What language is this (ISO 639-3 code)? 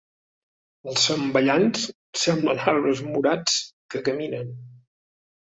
cat